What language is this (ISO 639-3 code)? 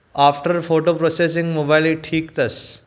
snd